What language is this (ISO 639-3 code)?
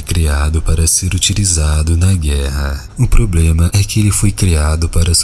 por